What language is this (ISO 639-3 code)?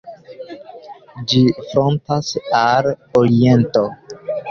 epo